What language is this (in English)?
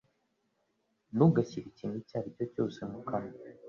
Kinyarwanda